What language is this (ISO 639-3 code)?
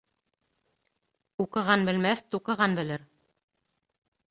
bak